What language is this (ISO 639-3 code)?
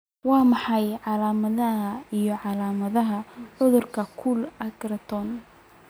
som